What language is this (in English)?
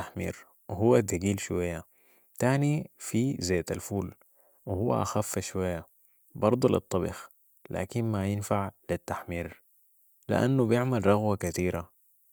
Sudanese Arabic